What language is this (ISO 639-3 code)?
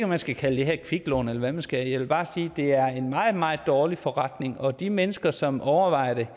dan